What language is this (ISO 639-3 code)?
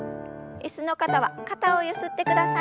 jpn